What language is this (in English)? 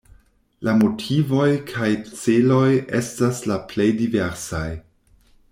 Esperanto